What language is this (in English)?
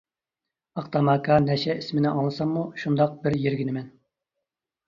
Uyghur